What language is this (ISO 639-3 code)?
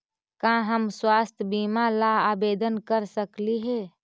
mag